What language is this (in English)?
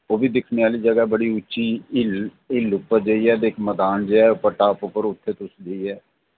Dogri